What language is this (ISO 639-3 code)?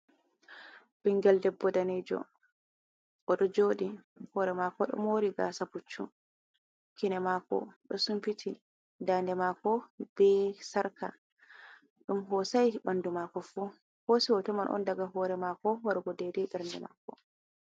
ful